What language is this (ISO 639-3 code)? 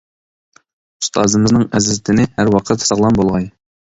uig